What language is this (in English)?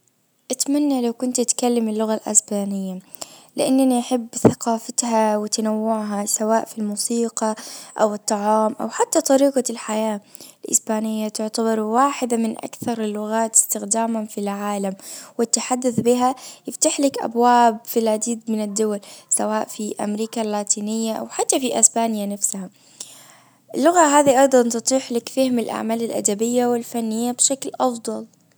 Najdi Arabic